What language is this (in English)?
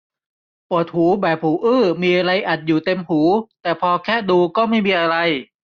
Thai